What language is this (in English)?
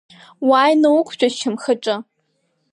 Abkhazian